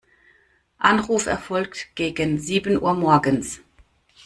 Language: German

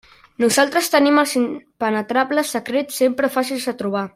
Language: Catalan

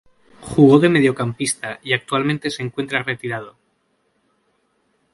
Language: Spanish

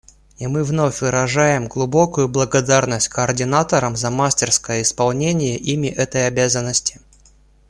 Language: Russian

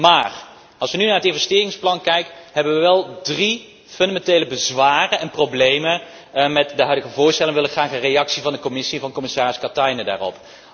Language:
Dutch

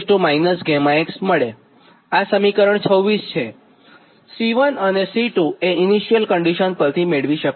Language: Gujarati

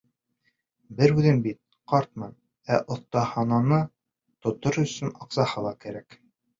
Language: Bashkir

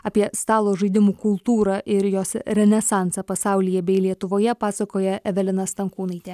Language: Lithuanian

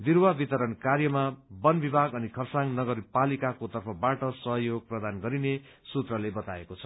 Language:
Nepali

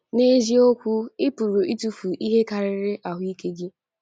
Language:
Igbo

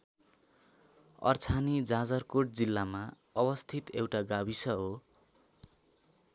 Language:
Nepali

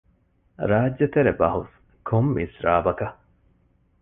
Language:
Divehi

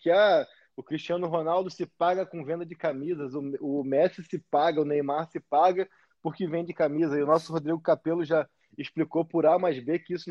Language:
Portuguese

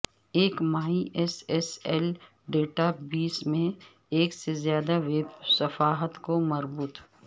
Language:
Urdu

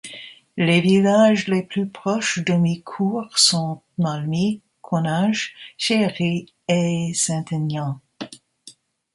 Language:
French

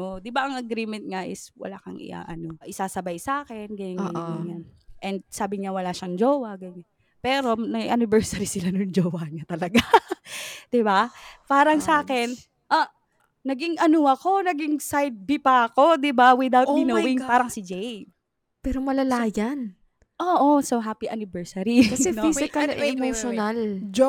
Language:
Filipino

